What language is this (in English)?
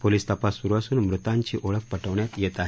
Marathi